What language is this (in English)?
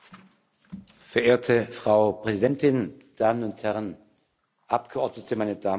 German